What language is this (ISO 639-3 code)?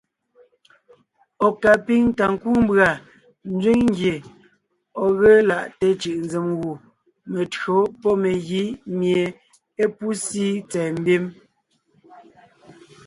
nnh